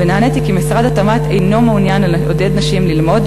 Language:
Hebrew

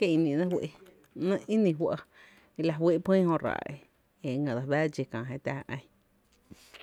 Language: Tepinapa Chinantec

